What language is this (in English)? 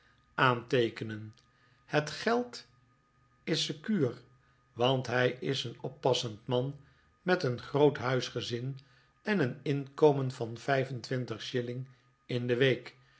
Dutch